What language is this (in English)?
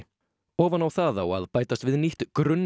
Icelandic